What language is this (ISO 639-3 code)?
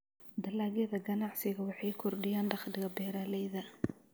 som